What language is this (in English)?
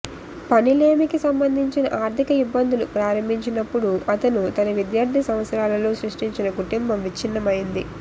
Telugu